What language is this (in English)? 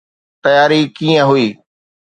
Sindhi